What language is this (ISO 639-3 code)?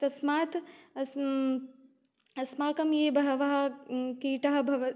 san